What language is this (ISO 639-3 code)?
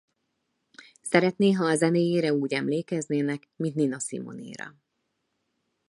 hun